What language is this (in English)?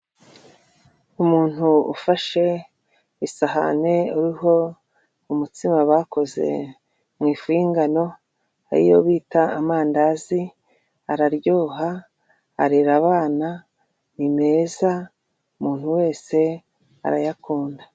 Kinyarwanda